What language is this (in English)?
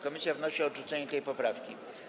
Polish